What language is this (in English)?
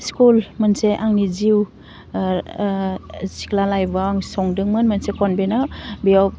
Bodo